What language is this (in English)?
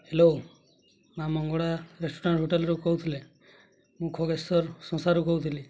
Odia